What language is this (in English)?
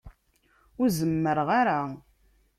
Kabyle